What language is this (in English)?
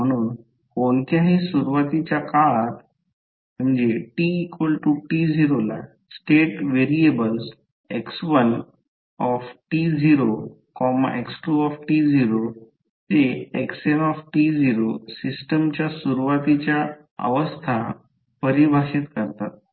Marathi